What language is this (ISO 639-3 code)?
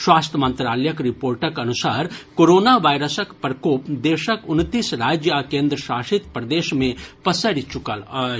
mai